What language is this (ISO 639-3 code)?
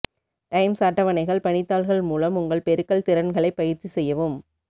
tam